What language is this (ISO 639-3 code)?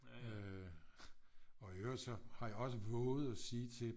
dan